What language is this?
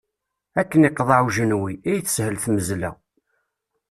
Kabyle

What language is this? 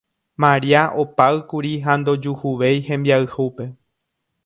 Guarani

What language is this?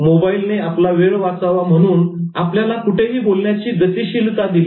Marathi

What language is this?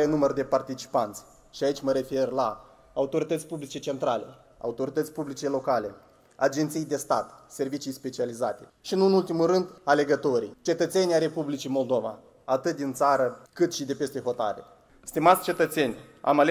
Romanian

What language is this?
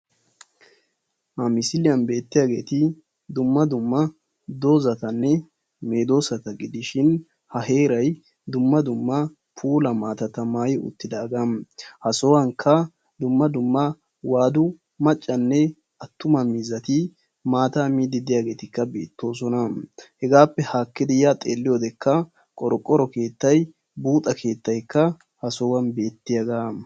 Wolaytta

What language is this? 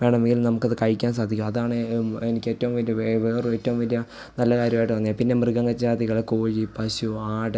Malayalam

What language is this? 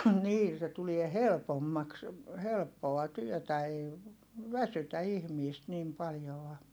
Finnish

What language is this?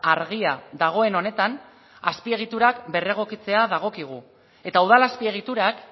Basque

